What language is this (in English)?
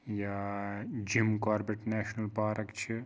Kashmiri